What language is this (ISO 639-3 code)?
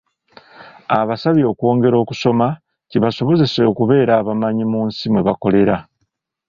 lug